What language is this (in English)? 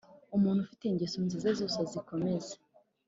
Kinyarwanda